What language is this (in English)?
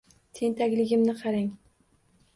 Uzbek